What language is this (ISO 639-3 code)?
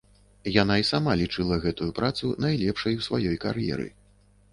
bel